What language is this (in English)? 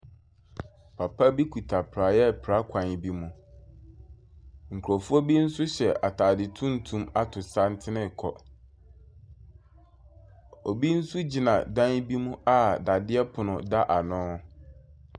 Akan